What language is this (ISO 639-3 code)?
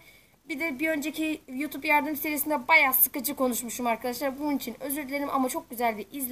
tur